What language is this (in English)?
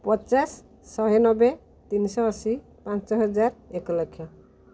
Odia